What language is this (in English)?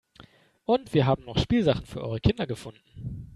German